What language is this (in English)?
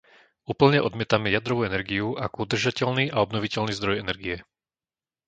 Slovak